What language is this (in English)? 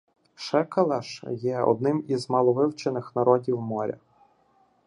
Ukrainian